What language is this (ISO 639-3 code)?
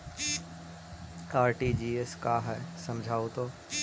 mag